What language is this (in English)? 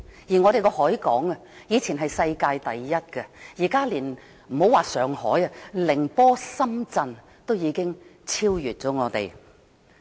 Cantonese